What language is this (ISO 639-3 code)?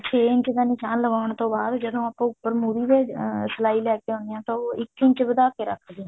pan